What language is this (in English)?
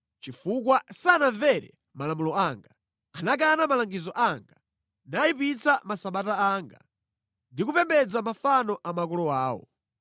Nyanja